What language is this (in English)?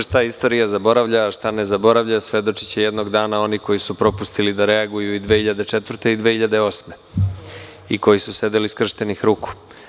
Serbian